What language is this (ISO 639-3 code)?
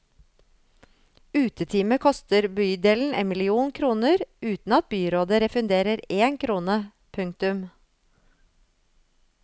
nor